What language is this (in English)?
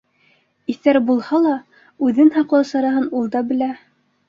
Bashkir